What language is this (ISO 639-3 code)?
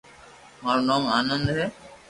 lrk